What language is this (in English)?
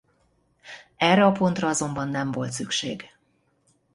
Hungarian